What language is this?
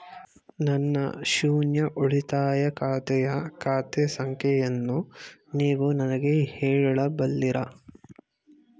Kannada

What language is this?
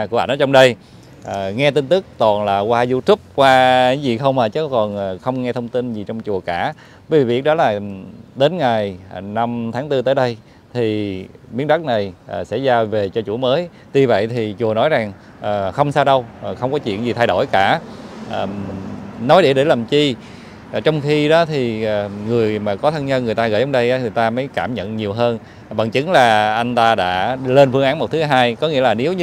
Vietnamese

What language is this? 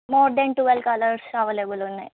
Telugu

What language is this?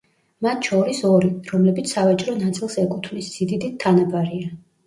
Georgian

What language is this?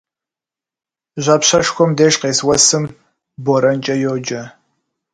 Kabardian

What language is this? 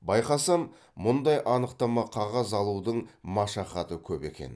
Kazakh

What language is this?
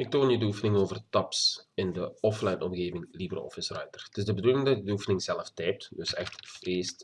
Dutch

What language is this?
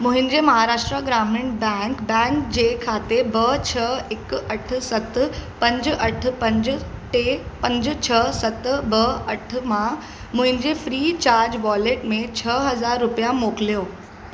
Sindhi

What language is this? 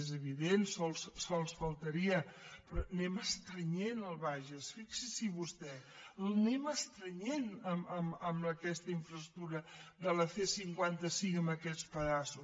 Catalan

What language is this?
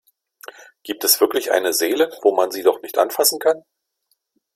German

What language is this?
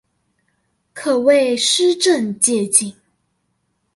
Chinese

